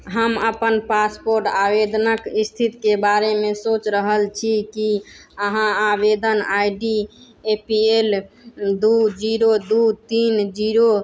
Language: Maithili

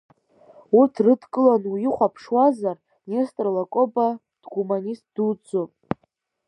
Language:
Abkhazian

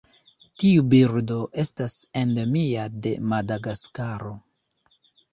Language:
Esperanto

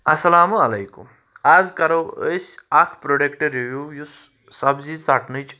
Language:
Kashmiri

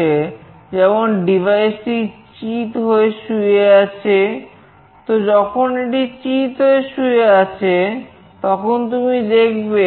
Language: Bangla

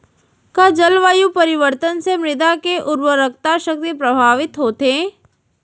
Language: Chhattisgarhi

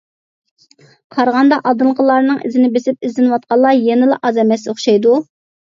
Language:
Uyghur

